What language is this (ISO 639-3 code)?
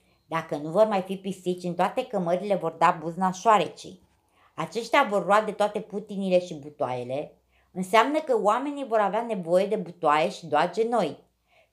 ron